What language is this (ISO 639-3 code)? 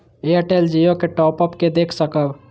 mai